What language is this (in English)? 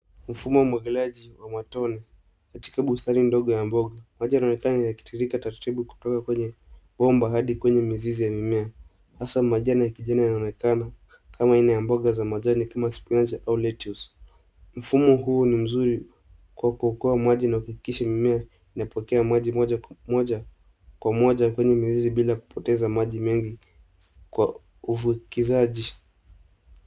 Swahili